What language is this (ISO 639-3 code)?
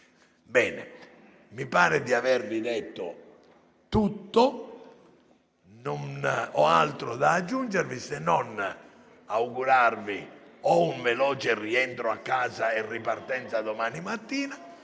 ita